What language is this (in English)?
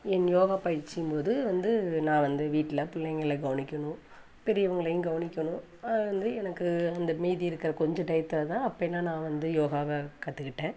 Tamil